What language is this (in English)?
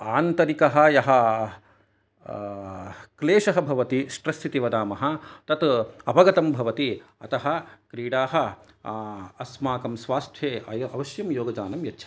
Sanskrit